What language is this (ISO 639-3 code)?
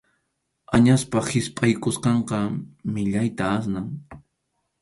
qxu